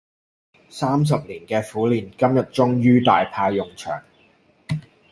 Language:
Cantonese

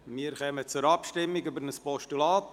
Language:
Swiss German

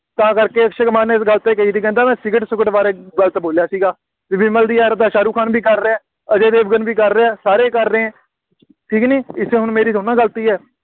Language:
Punjabi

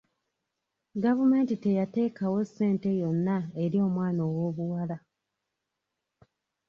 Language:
Ganda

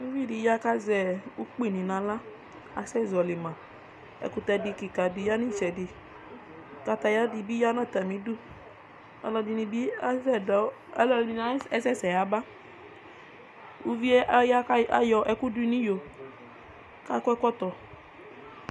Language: Ikposo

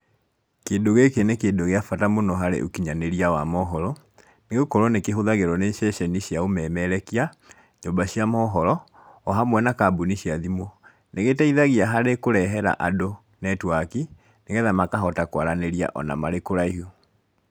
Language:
Kikuyu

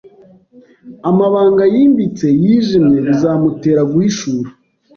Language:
Kinyarwanda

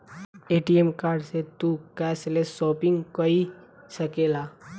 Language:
Bhojpuri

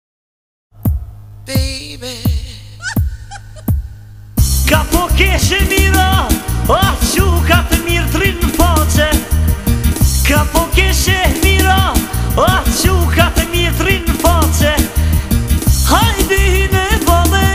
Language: Bulgarian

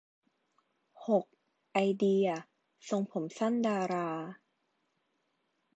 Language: Thai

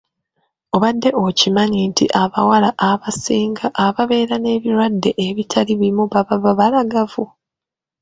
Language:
Ganda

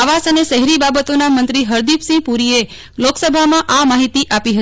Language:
Gujarati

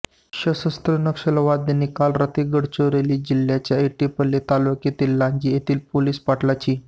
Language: Marathi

